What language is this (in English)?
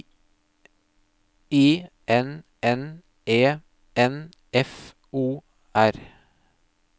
Norwegian